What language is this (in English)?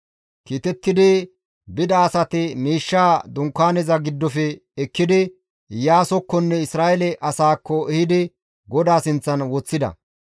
Gamo